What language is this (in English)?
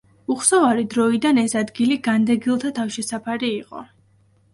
Georgian